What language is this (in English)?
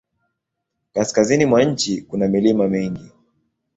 Swahili